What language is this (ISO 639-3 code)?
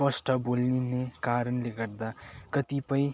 nep